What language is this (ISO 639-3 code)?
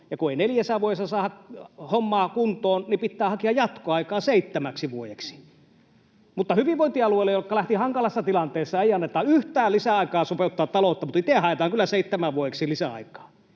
fin